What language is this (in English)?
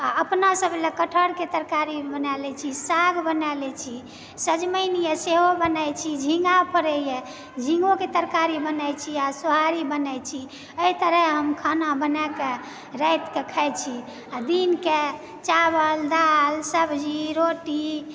Maithili